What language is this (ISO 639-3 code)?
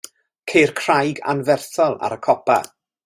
cym